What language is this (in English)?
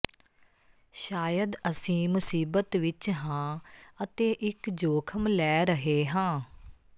Punjabi